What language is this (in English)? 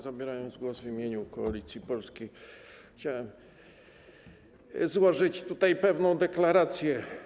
Polish